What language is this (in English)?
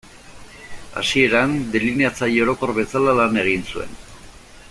Basque